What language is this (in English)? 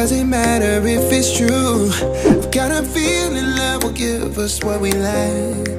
English